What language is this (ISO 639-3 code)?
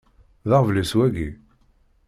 kab